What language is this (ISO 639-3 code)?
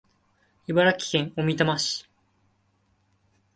jpn